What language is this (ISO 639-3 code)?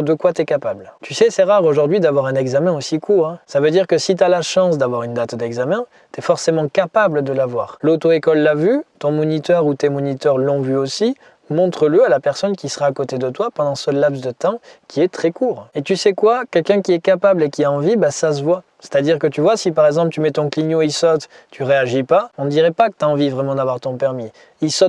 fra